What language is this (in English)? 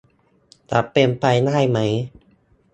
Thai